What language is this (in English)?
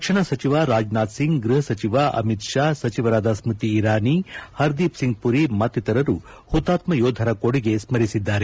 Kannada